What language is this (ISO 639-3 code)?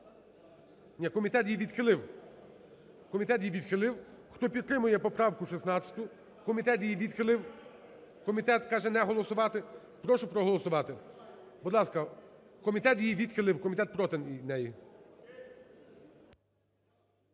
ukr